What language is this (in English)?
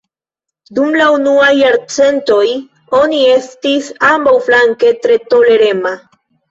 Esperanto